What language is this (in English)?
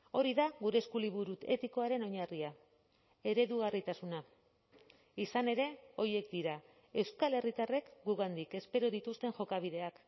Basque